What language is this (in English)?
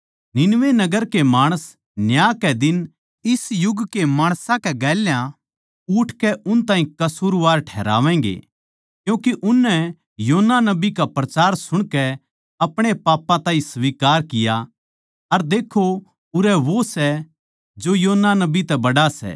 Haryanvi